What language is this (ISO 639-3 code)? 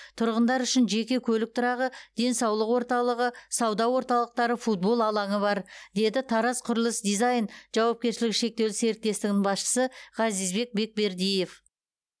kaz